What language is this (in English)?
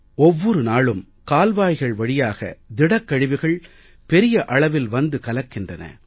Tamil